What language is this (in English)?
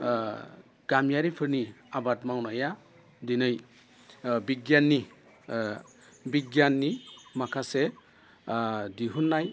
Bodo